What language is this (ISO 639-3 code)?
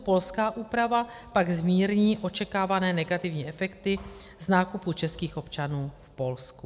ces